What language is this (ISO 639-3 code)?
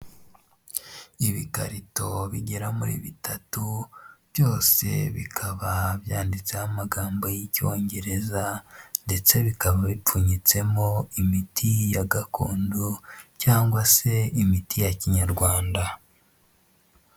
kin